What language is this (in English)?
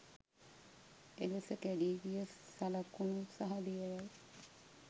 Sinhala